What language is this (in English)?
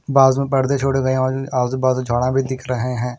Hindi